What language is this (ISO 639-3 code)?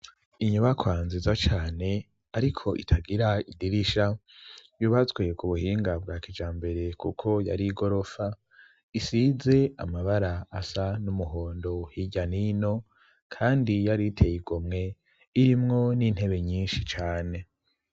run